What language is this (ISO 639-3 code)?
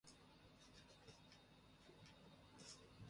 srp